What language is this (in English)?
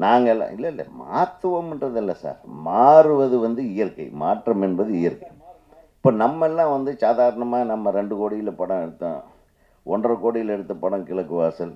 Tamil